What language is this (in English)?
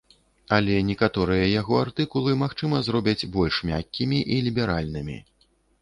Belarusian